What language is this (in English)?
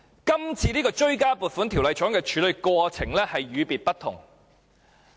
Cantonese